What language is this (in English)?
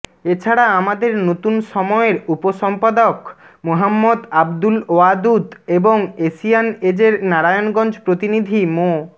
Bangla